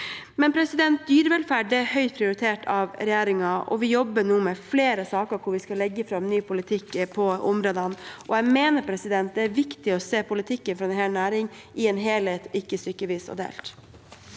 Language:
Norwegian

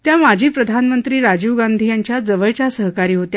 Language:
Marathi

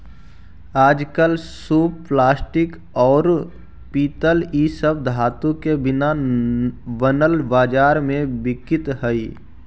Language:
Magahi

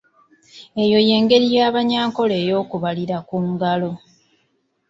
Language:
Ganda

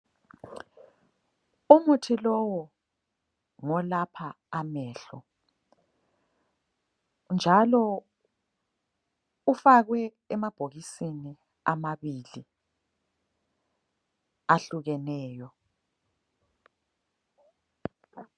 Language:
North Ndebele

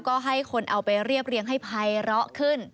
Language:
Thai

